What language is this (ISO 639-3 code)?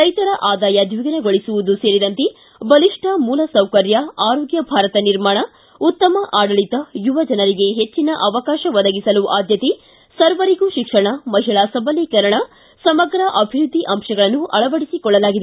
kan